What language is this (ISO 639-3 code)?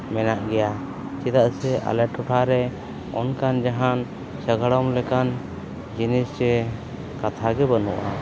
sat